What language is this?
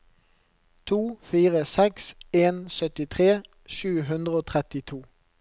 Norwegian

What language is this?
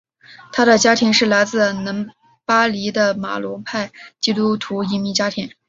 Chinese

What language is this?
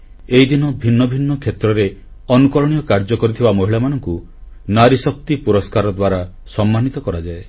Odia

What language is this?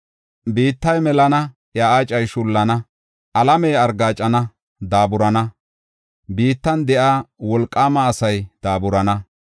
Gofa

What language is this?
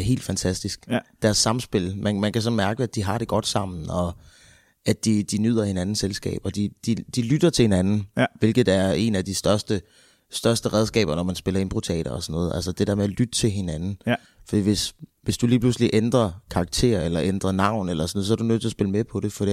Danish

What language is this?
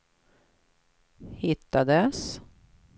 Swedish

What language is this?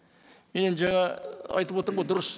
Kazakh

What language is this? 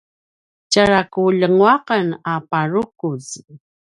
Paiwan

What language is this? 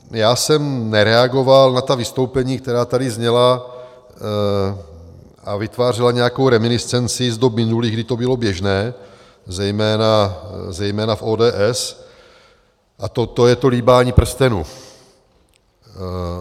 Czech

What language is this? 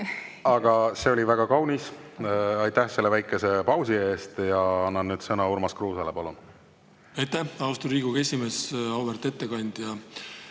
Estonian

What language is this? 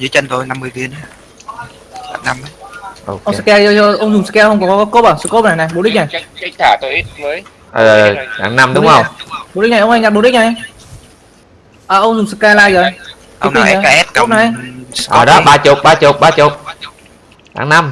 Vietnamese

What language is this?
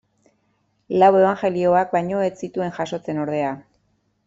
Basque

